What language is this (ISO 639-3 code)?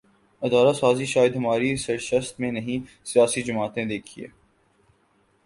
urd